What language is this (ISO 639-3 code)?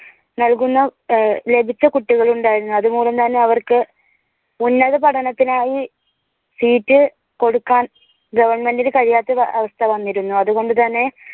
mal